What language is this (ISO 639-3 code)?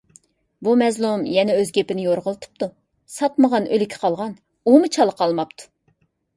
uig